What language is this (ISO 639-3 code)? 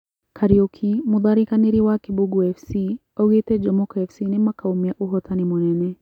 kik